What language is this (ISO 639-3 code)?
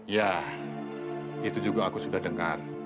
ind